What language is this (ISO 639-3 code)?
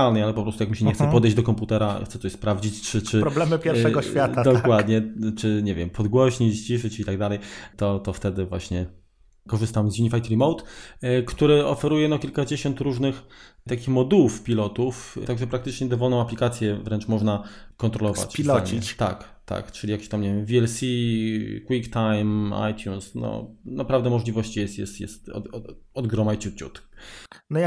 pol